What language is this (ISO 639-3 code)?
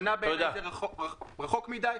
heb